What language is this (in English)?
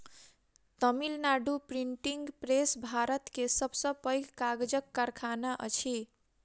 Maithili